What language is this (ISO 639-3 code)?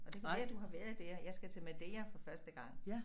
dan